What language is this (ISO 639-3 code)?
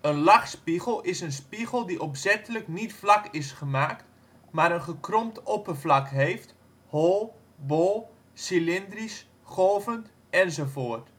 nld